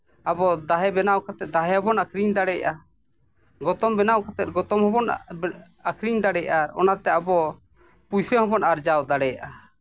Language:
Santali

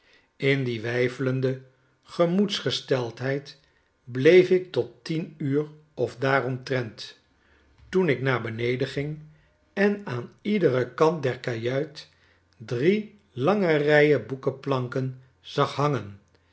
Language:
Dutch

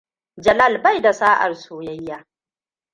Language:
Hausa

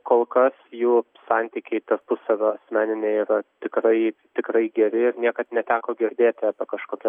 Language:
Lithuanian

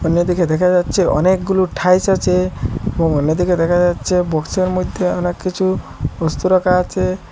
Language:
Bangla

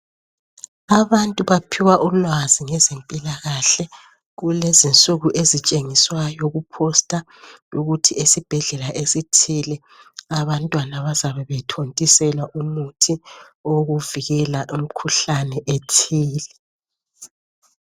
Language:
North Ndebele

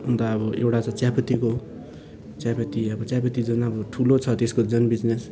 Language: Nepali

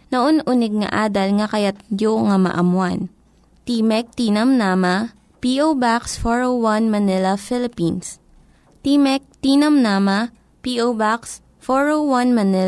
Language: Filipino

